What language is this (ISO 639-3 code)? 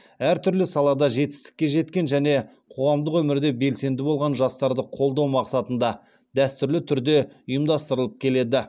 kaz